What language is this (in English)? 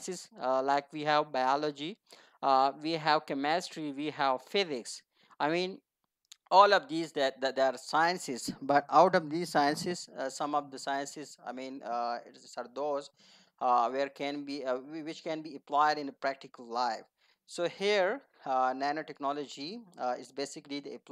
English